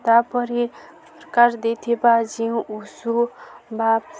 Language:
Odia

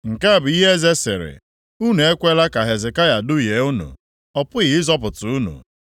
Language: Igbo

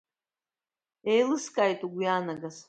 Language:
Abkhazian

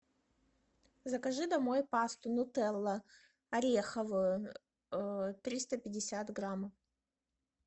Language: Russian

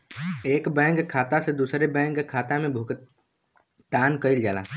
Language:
Bhojpuri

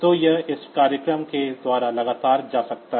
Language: Hindi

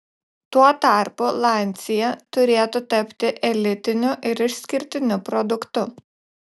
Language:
Lithuanian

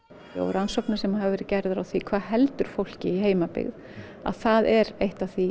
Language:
Icelandic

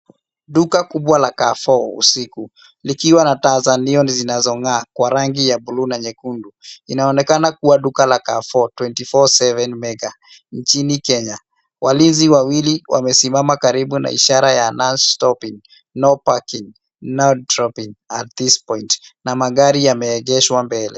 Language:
Swahili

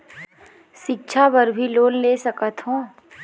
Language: Chhattisgarhi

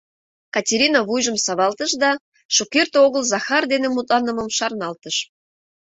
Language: Mari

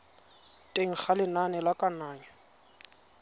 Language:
Tswana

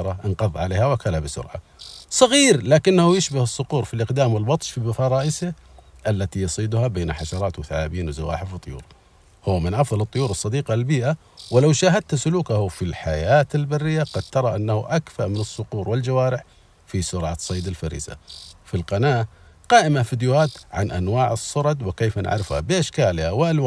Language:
Arabic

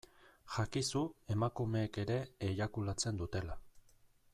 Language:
Basque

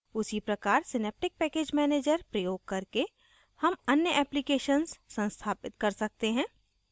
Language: Hindi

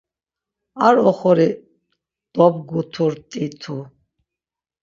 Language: Laz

